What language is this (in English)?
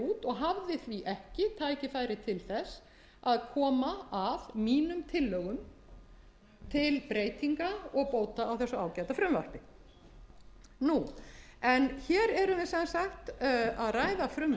Icelandic